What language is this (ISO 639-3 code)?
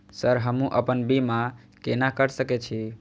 mai